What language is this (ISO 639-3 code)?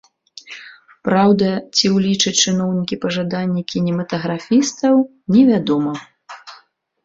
bel